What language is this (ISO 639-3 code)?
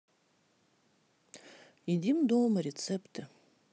rus